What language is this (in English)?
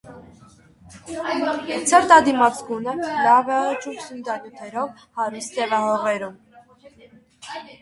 Armenian